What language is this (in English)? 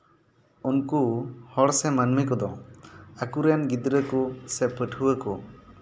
Santali